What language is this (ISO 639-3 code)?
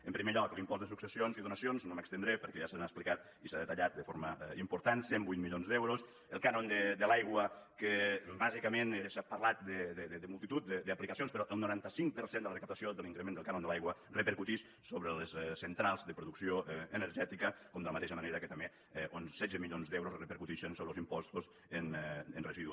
cat